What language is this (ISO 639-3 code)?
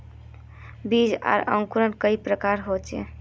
mag